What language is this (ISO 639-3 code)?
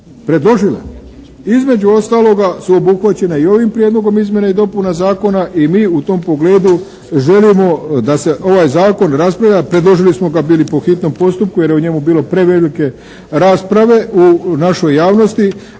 hrv